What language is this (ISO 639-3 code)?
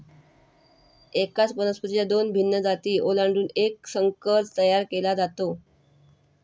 mar